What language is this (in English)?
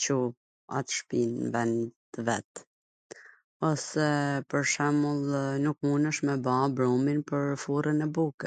Gheg Albanian